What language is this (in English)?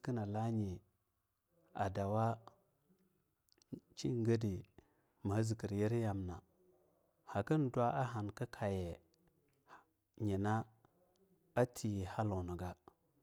Longuda